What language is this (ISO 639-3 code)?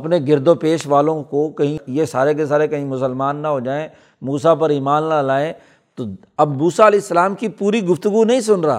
urd